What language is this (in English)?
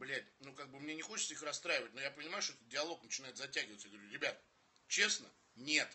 Russian